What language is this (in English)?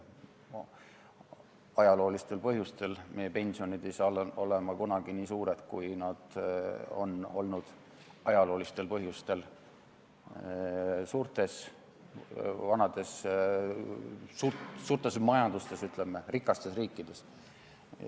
Estonian